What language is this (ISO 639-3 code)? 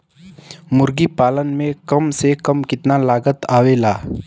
bho